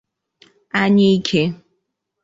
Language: Igbo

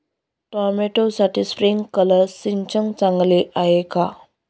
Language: Marathi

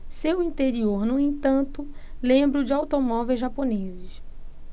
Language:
Portuguese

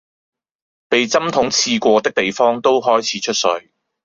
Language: Cantonese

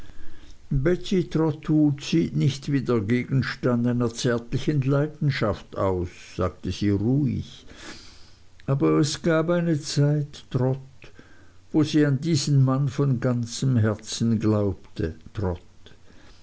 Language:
German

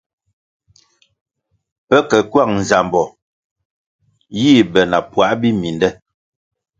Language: Kwasio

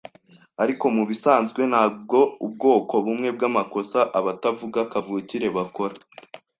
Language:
Kinyarwanda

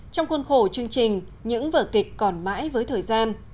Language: Vietnamese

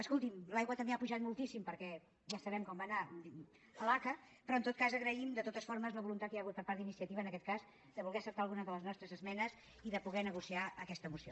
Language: Catalan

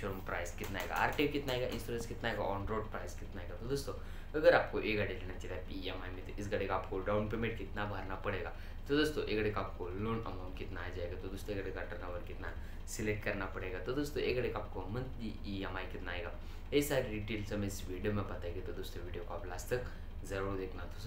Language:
Hindi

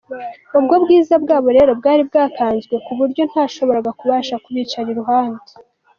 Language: Kinyarwanda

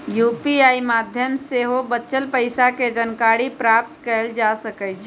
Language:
Magahi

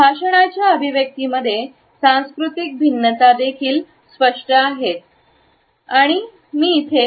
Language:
Marathi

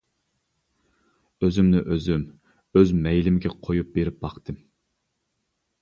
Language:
Uyghur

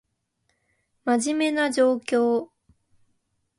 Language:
Japanese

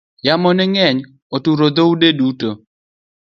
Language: Luo (Kenya and Tanzania)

